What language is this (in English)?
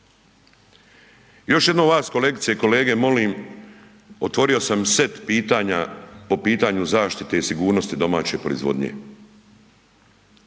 Croatian